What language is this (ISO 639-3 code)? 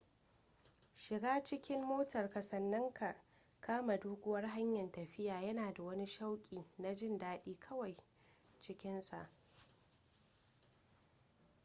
hau